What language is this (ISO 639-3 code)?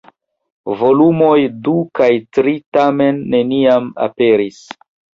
epo